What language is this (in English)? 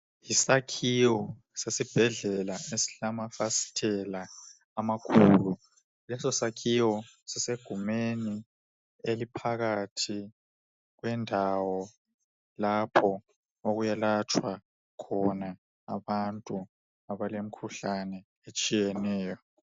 North Ndebele